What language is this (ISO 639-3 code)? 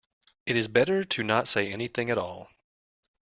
eng